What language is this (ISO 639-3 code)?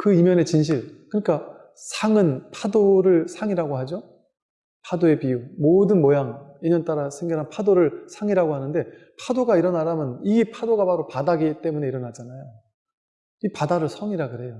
kor